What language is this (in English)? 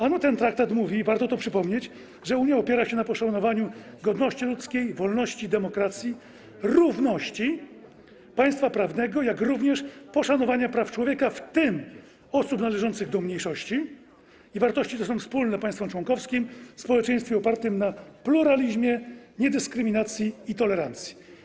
Polish